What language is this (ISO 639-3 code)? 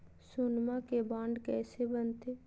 mag